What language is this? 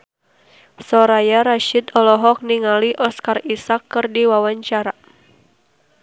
Sundanese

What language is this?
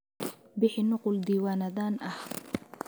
Somali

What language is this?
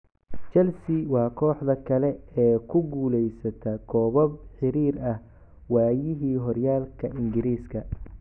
Somali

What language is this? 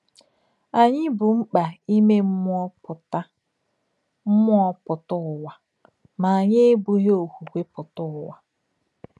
Igbo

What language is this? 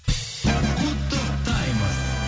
Kazakh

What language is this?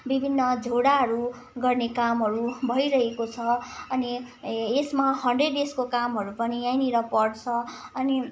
Nepali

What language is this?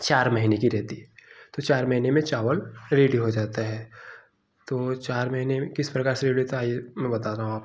Hindi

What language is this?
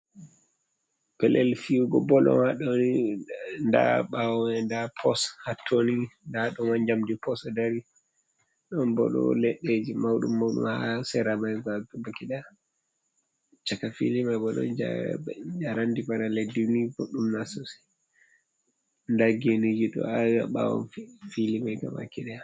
Fula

